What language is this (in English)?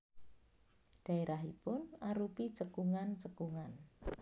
Javanese